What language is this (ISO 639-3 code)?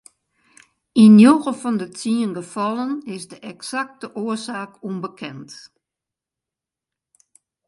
fry